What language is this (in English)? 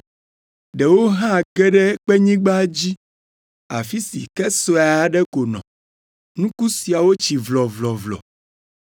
Ewe